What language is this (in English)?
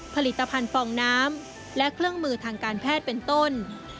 Thai